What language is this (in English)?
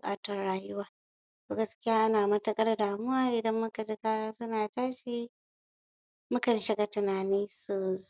Hausa